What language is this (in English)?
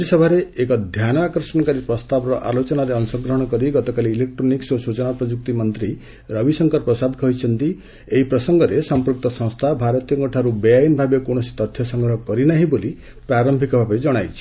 Odia